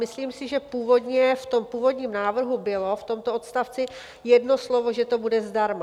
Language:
Czech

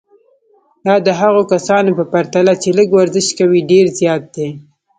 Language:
Pashto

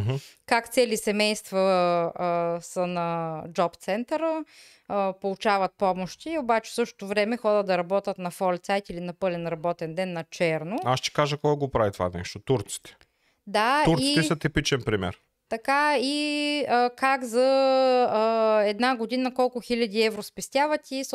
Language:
Bulgarian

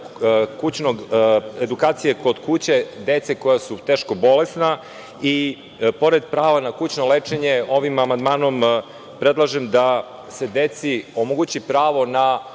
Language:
Serbian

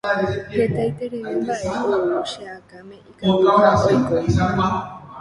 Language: Guarani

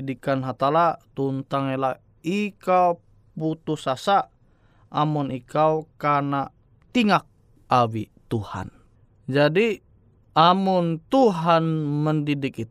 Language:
Indonesian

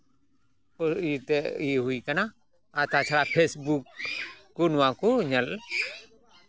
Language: Santali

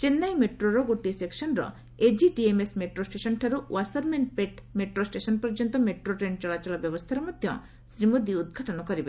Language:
Odia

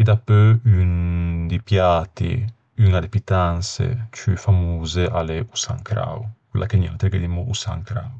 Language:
Ligurian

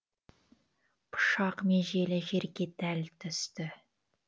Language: Kazakh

